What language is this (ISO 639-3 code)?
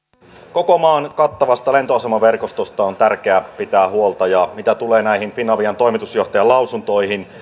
fin